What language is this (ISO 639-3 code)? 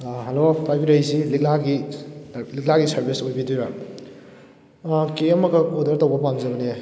mni